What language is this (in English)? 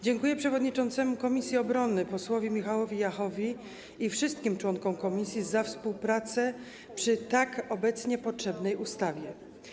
Polish